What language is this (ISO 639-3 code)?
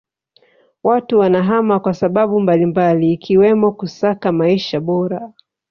swa